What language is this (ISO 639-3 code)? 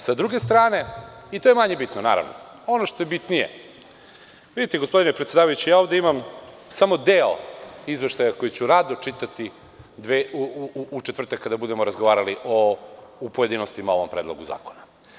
srp